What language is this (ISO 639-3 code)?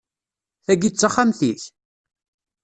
kab